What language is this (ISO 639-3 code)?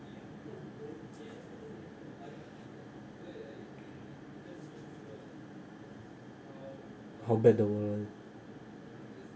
eng